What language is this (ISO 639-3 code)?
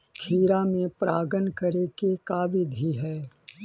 mag